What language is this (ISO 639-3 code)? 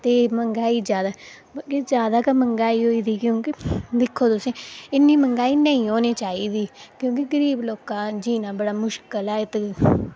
doi